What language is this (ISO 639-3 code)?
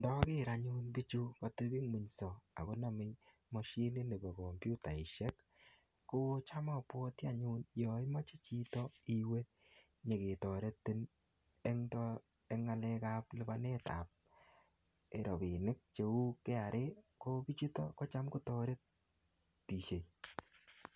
kln